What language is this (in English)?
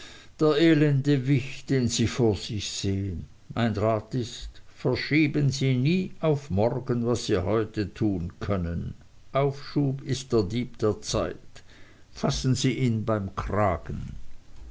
German